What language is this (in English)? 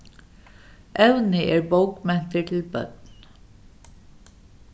Faroese